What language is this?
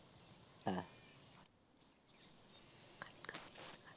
Bangla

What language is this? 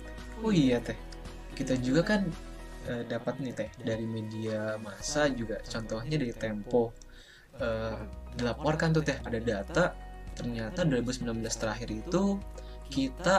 Indonesian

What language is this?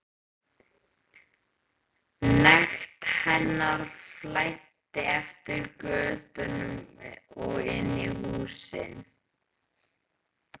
Icelandic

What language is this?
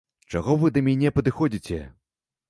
Belarusian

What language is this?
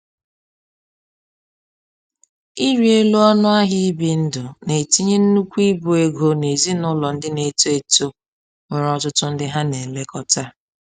Igbo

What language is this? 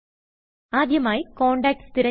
Malayalam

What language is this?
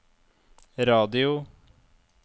Norwegian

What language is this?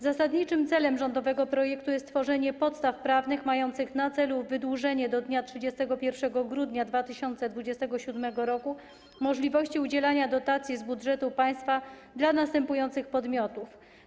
Polish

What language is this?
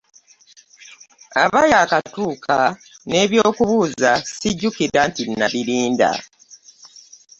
Ganda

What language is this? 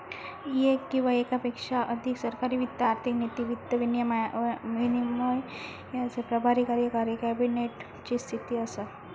Marathi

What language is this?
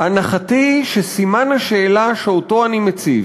Hebrew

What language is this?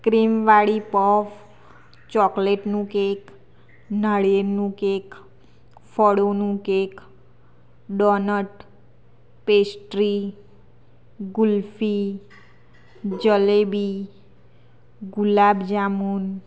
Gujarati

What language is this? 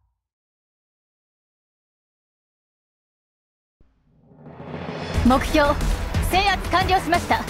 Japanese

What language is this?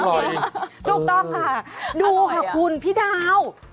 Thai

